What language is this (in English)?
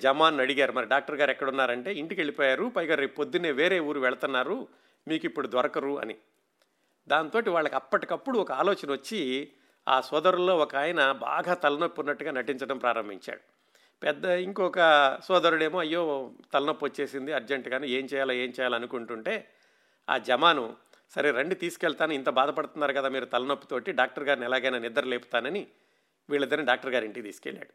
Telugu